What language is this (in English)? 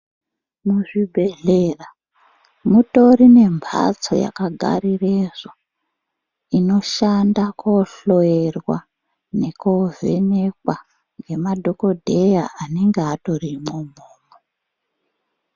Ndau